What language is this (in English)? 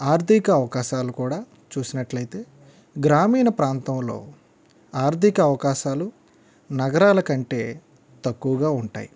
Telugu